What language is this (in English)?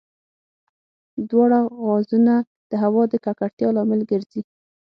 Pashto